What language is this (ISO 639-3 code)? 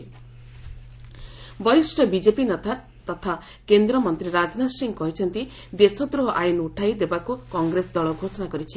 ori